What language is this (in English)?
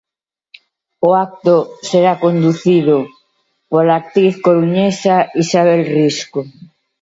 Galician